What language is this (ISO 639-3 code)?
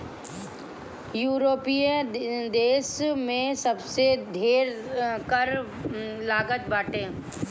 bho